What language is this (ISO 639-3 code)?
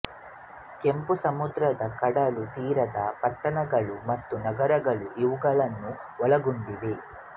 kan